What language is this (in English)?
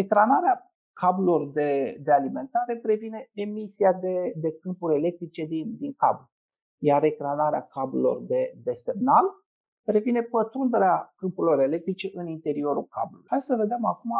Romanian